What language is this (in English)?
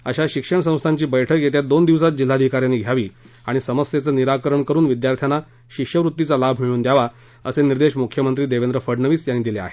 Marathi